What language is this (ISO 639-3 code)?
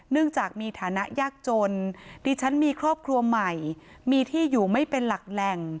tha